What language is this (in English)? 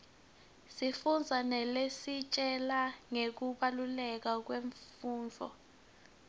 Swati